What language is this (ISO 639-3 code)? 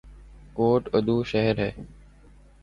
urd